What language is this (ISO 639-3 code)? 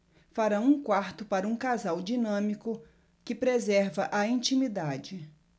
por